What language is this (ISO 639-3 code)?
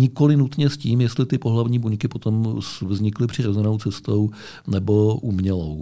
ces